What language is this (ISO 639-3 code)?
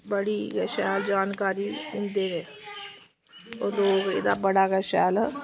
doi